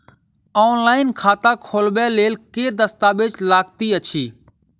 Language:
Maithili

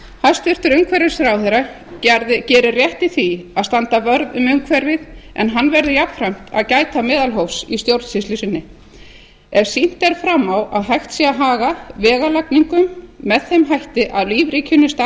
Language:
Icelandic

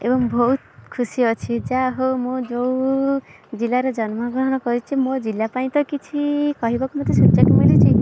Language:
Odia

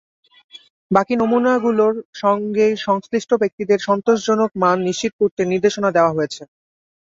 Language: Bangla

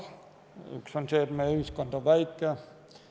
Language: Estonian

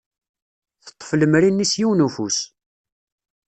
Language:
Kabyle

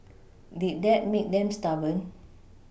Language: English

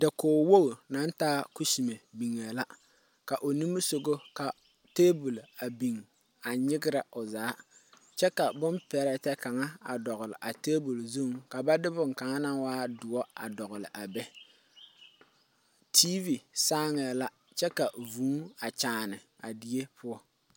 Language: Southern Dagaare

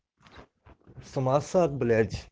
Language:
Russian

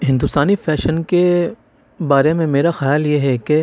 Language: Urdu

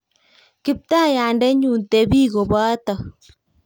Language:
Kalenjin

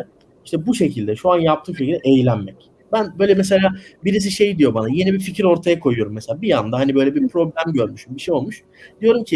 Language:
Turkish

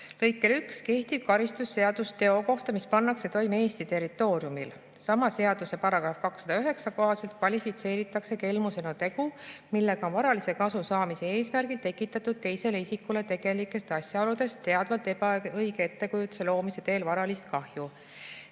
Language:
Estonian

